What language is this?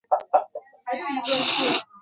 Chinese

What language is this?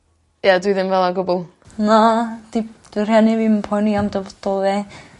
Welsh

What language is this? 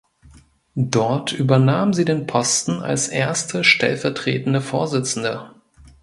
German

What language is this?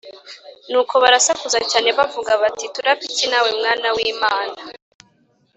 Kinyarwanda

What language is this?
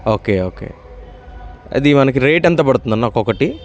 Telugu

